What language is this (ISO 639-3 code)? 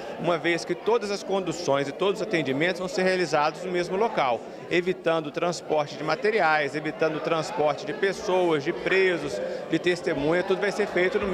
por